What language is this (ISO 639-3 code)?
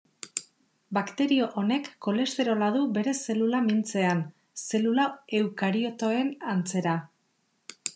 eus